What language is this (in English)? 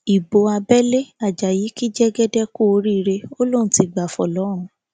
Yoruba